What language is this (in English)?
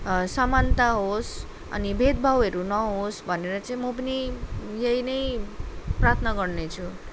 Nepali